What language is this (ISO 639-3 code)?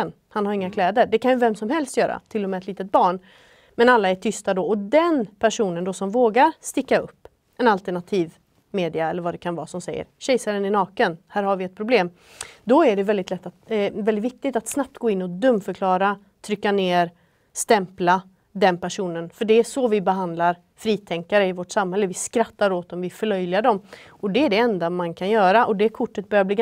swe